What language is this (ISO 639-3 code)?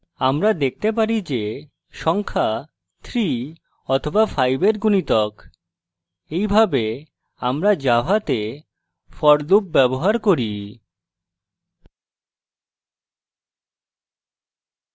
ben